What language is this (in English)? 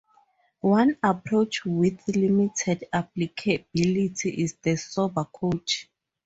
English